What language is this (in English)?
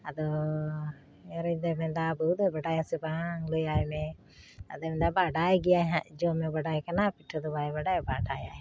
Santali